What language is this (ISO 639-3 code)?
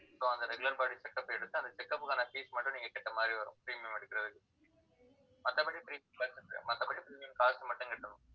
tam